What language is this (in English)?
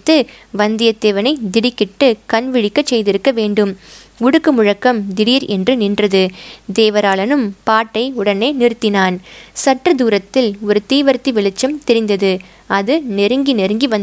Tamil